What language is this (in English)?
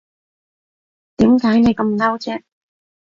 Cantonese